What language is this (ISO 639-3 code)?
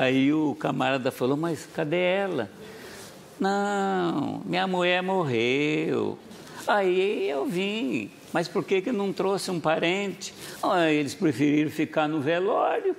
por